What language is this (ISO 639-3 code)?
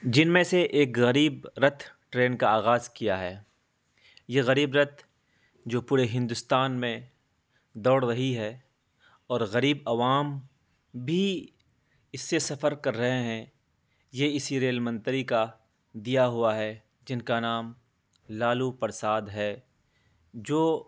urd